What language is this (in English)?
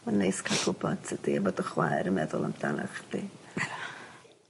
Welsh